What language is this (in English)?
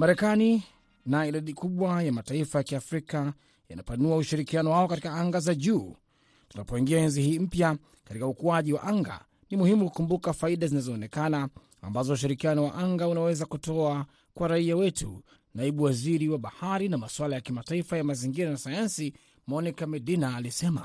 Swahili